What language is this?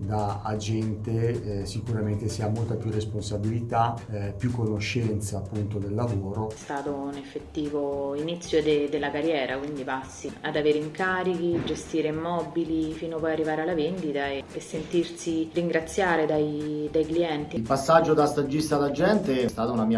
Italian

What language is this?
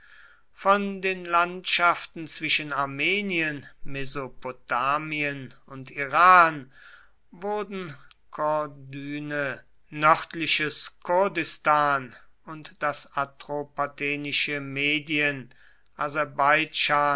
German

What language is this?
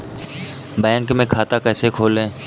Hindi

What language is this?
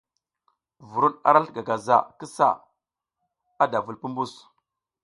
South Giziga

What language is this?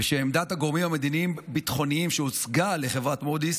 Hebrew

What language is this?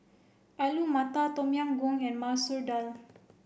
English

